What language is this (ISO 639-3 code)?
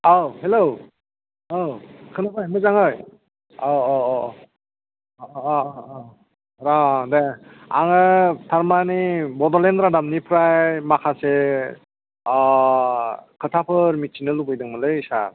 brx